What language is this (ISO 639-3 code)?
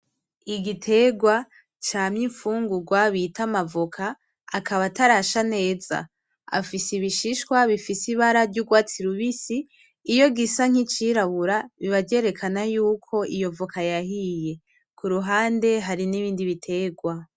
run